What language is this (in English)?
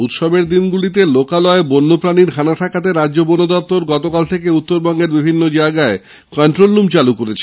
Bangla